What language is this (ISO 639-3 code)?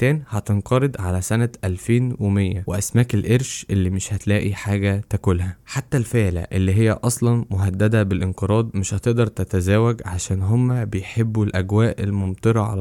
ara